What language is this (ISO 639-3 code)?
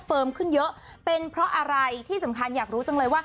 tha